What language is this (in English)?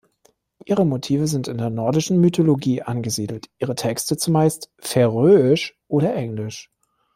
German